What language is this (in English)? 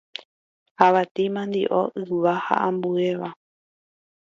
Guarani